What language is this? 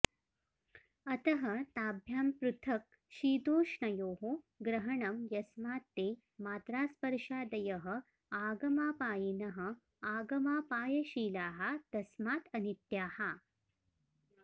Sanskrit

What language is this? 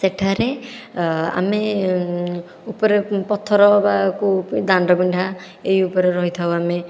Odia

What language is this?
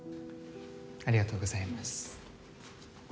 Japanese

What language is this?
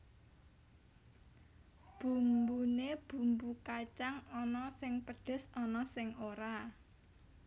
Javanese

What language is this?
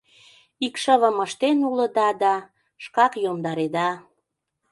Mari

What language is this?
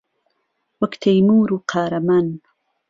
Central Kurdish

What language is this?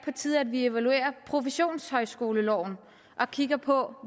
Danish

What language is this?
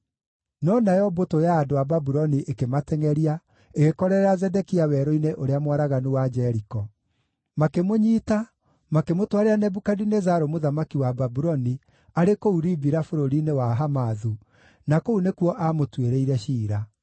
Kikuyu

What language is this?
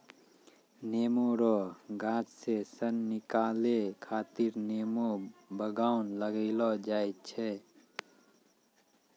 Maithili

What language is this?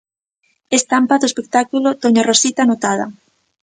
Galician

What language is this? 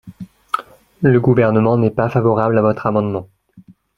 French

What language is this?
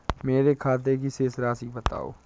Hindi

